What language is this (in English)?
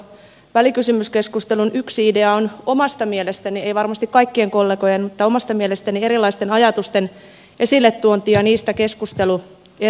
Finnish